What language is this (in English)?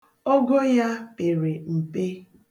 Igbo